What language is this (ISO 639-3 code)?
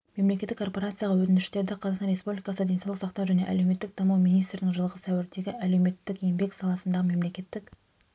kaz